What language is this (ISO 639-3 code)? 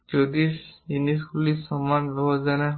ben